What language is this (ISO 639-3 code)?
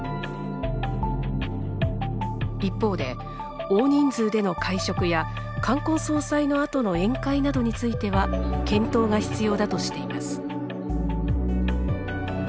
jpn